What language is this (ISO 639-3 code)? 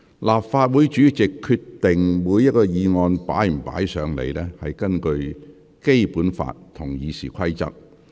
yue